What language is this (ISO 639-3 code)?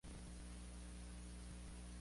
spa